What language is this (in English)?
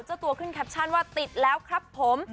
Thai